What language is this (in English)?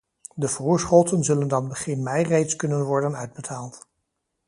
Dutch